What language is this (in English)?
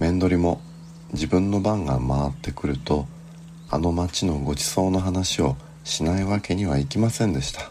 Japanese